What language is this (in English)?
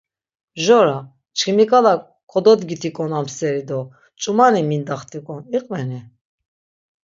Laz